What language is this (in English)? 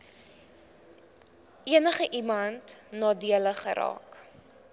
Afrikaans